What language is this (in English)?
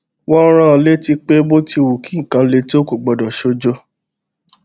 Yoruba